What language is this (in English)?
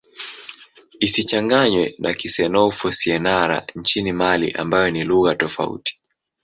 Swahili